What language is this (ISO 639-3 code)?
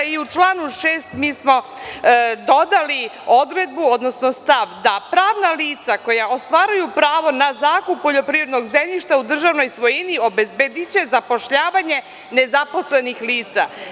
srp